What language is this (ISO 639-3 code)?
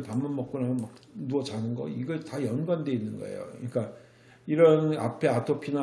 kor